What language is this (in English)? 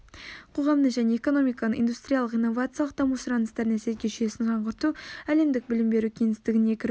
Kazakh